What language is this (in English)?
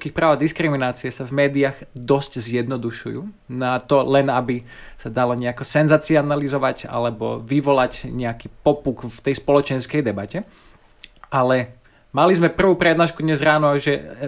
Slovak